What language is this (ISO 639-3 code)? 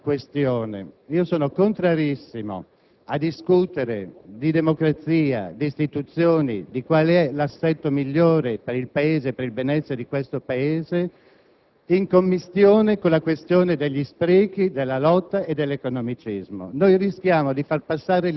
ita